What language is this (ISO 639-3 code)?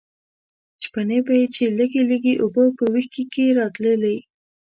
pus